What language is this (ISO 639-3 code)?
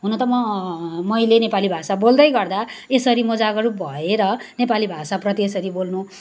nep